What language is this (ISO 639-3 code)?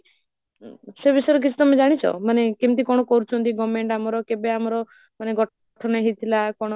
ori